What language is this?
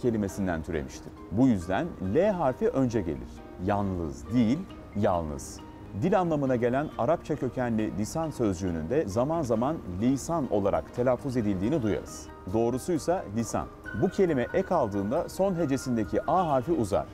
Turkish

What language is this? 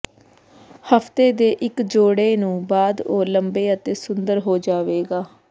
Punjabi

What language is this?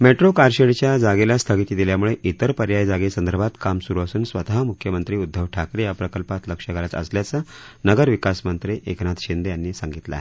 Marathi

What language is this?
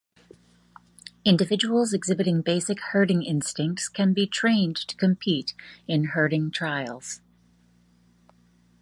English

